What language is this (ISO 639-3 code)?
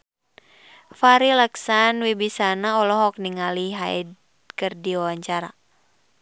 sun